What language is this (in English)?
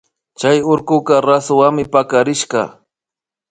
Imbabura Highland Quichua